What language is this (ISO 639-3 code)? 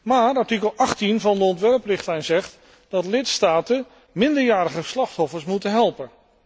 nld